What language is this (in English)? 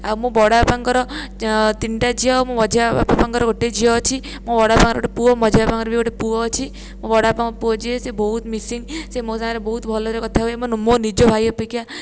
Odia